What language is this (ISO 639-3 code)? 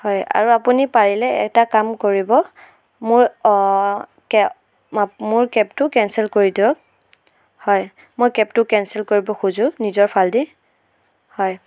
asm